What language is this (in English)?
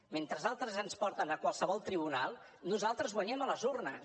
Catalan